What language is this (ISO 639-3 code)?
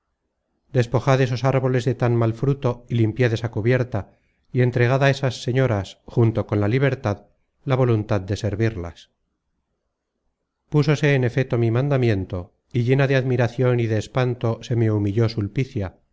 spa